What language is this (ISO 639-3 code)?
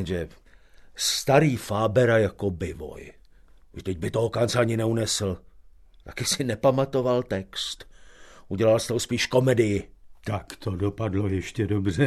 ces